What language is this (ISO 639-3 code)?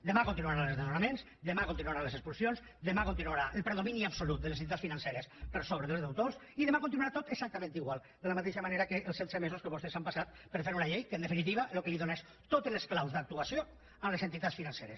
cat